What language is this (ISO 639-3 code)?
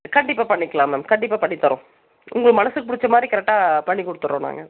tam